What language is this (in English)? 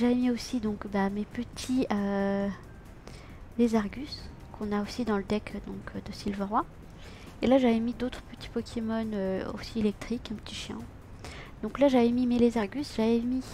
French